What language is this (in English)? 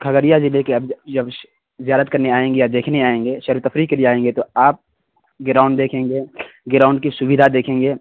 Urdu